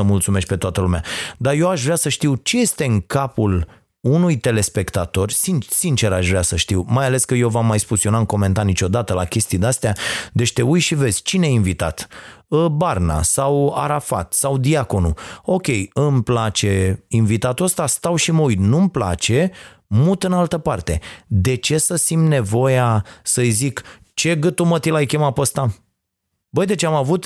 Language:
Romanian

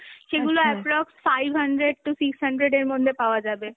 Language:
Bangla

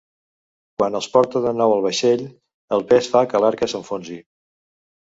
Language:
Catalan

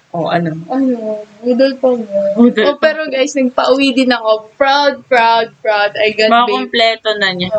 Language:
Filipino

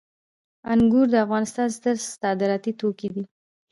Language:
Pashto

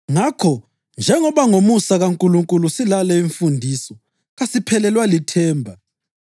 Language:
North Ndebele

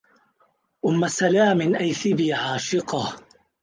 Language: Arabic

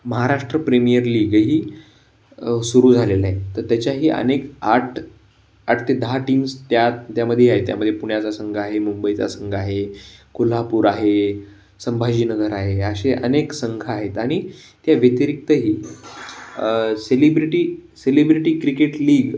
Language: Marathi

